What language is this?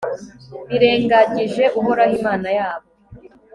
Kinyarwanda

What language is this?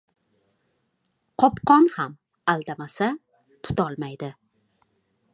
Uzbek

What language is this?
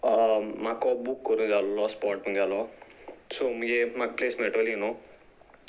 Konkani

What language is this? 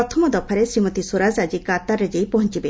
Odia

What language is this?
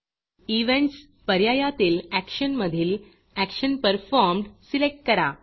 Marathi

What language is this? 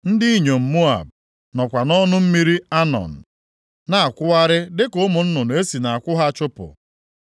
Igbo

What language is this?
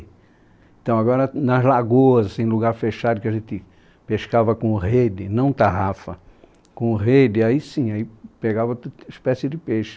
Portuguese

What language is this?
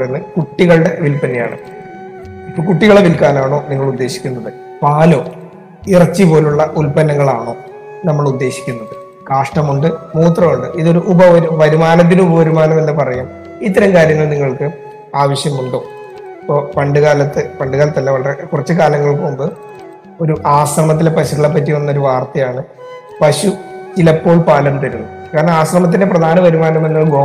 Malayalam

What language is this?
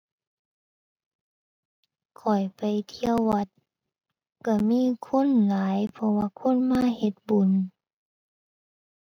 Thai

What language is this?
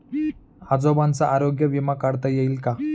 Marathi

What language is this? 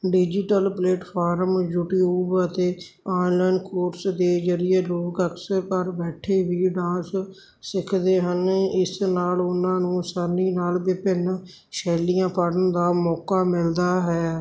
Punjabi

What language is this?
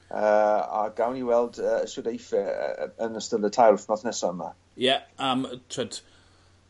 Welsh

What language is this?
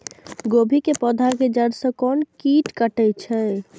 Maithili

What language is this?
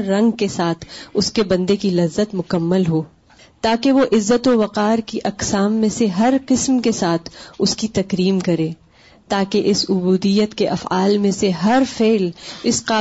Urdu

